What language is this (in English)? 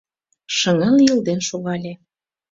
Mari